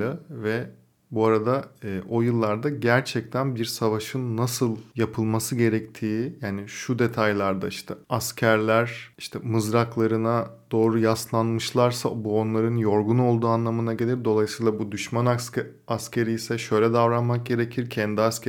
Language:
Turkish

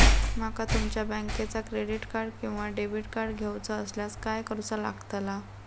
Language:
Marathi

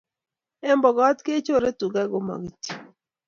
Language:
Kalenjin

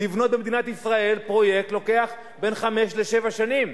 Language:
Hebrew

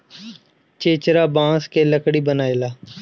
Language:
Bhojpuri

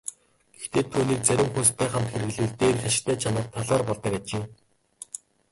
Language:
Mongolian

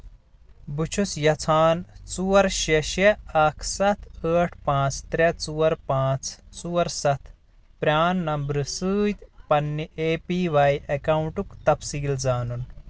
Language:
Kashmiri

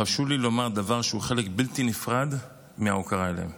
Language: Hebrew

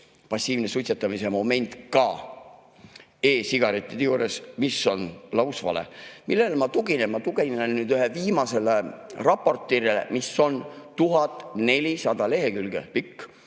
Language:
Estonian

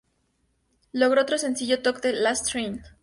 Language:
Spanish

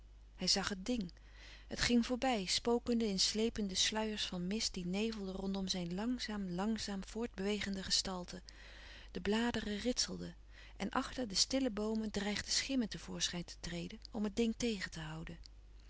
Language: Dutch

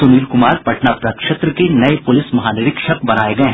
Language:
Hindi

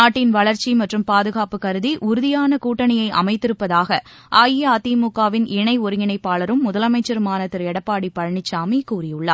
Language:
Tamil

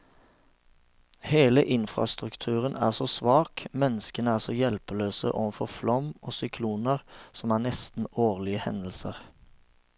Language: Norwegian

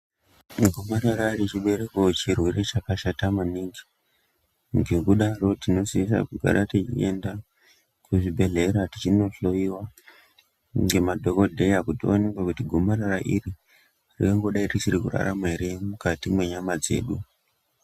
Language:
Ndau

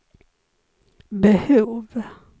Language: Swedish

